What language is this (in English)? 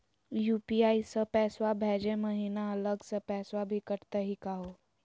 Magahi